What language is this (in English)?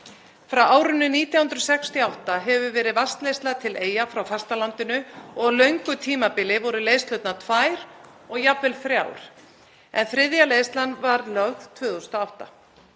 Icelandic